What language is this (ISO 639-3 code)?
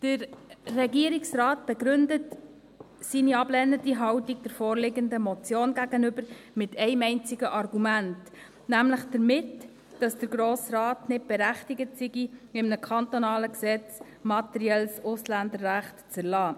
gsw